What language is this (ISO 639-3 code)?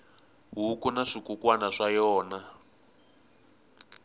tso